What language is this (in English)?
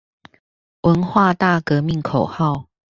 Chinese